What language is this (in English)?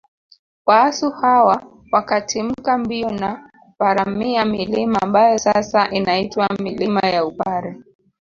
Swahili